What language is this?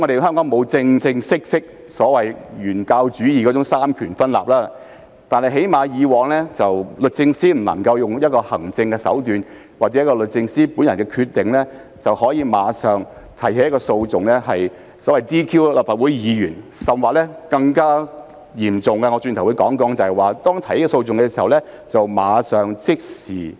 Cantonese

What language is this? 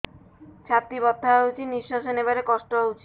Odia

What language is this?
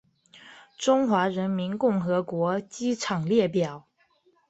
Chinese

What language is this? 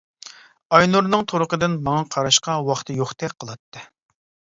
Uyghur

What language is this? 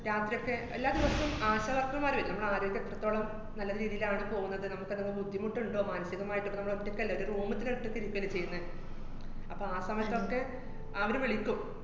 Malayalam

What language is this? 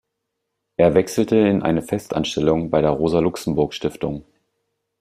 German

